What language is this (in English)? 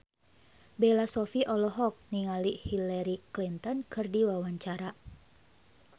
Sundanese